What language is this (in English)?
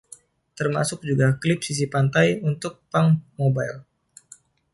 Indonesian